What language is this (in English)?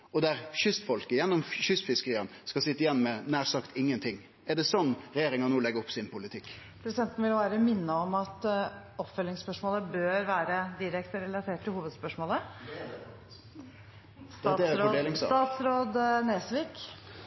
Norwegian